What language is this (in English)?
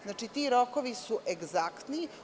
Serbian